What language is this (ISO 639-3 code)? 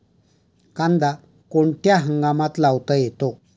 mar